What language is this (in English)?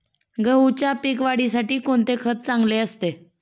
Marathi